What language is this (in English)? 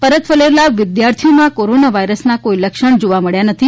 Gujarati